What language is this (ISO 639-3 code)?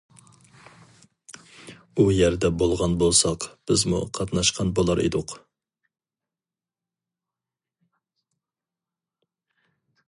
uig